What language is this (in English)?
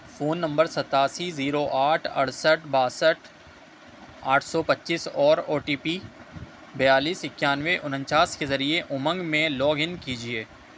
Urdu